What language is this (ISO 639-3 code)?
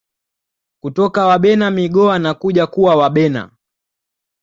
swa